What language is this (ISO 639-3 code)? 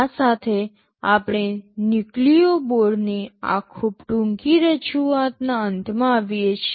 guj